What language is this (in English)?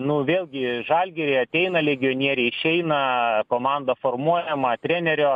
Lithuanian